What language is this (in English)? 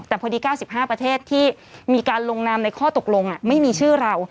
Thai